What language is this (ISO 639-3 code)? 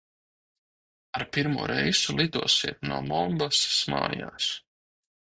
lav